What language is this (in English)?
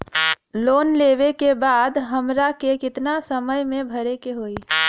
Bhojpuri